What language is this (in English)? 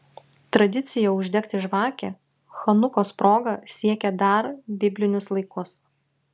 Lithuanian